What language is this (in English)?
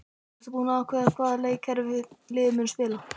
Icelandic